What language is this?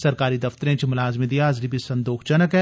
Dogri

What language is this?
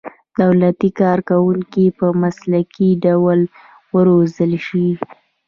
Pashto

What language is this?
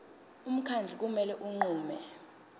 Zulu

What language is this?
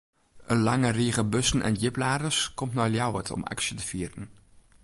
Western Frisian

